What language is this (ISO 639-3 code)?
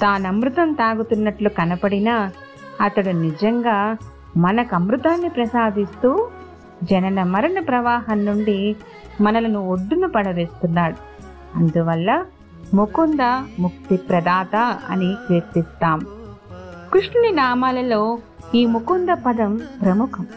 tel